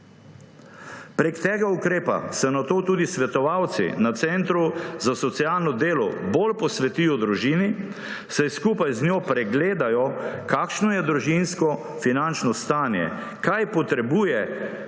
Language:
Slovenian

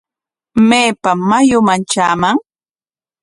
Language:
Corongo Ancash Quechua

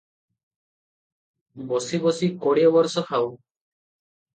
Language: Odia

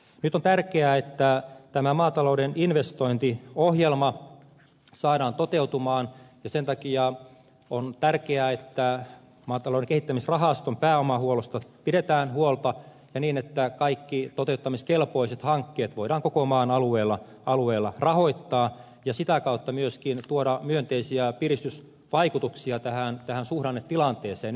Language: Finnish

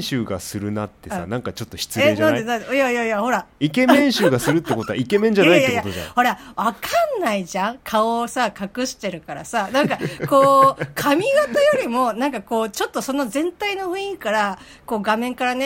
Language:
Japanese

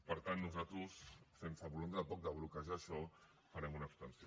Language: Catalan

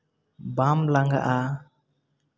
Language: Santali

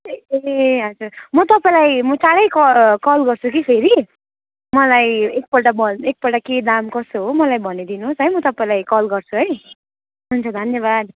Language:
Nepali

